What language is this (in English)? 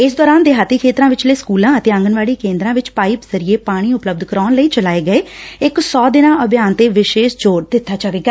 Punjabi